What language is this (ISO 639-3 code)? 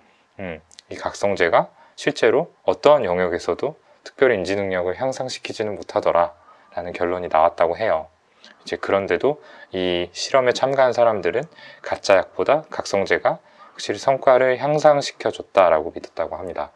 kor